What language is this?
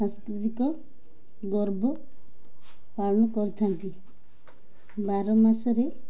Odia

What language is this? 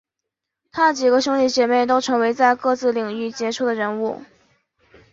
Chinese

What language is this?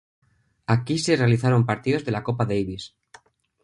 Spanish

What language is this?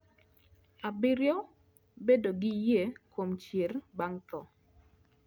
Luo (Kenya and Tanzania)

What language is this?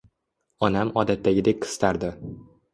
Uzbek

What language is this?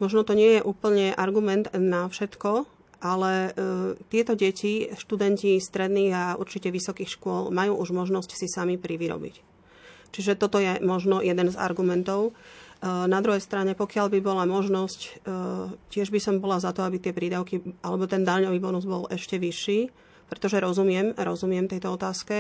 Slovak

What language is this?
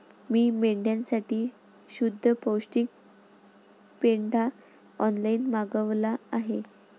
Marathi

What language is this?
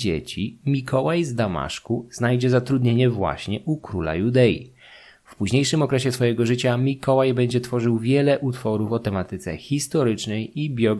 Polish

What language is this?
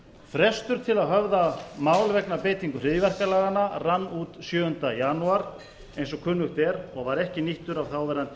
Icelandic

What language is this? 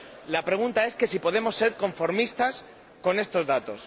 Spanish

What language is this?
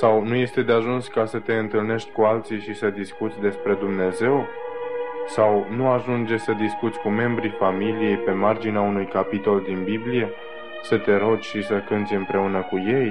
Romanian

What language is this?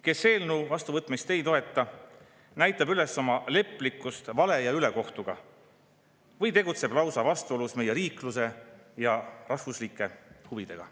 Estonian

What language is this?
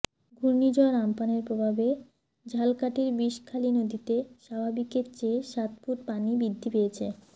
Bangla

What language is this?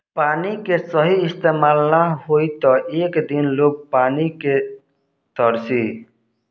Bhojpuri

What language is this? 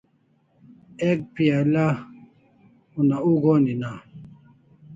Kalasha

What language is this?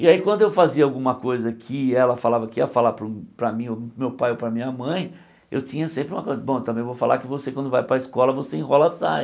Portuguese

